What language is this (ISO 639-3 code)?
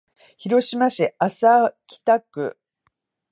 jpn